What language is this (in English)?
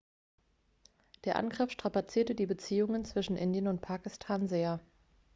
German